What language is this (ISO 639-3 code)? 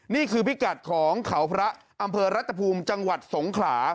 tha